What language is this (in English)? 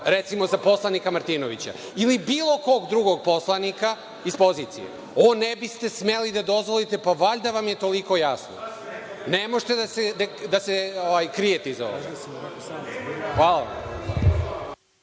Serbian